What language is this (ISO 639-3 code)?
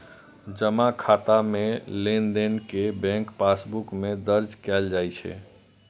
mai